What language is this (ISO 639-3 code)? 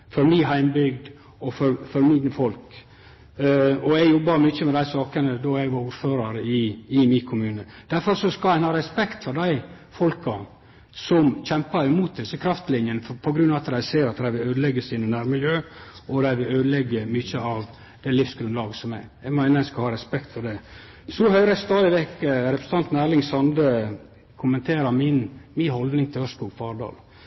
nno